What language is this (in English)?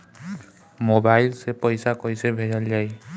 Bhojpuri